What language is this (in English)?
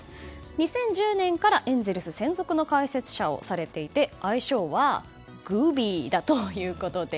Japanese